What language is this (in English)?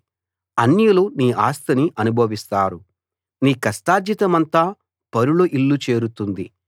Telugu